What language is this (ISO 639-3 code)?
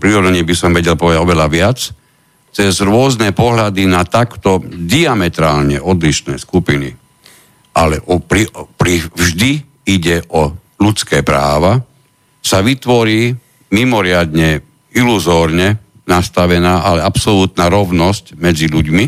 slk